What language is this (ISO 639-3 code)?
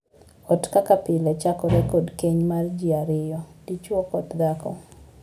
luo